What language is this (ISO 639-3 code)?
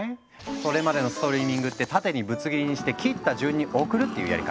jpn